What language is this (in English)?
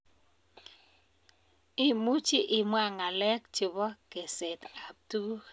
Kalenjin